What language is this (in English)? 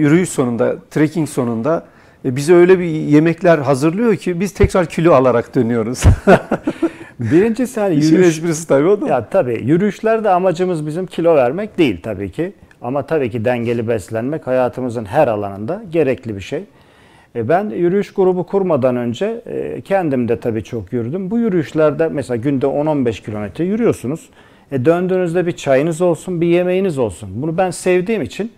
Turkish